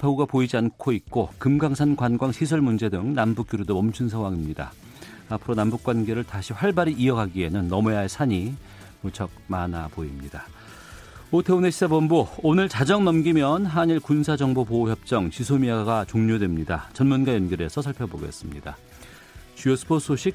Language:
Korean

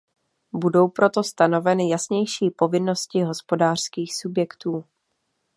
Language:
Czech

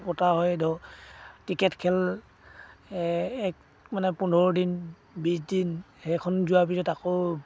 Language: Assamese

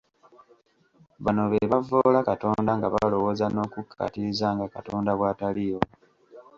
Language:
Ganda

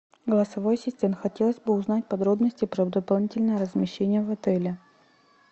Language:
Russian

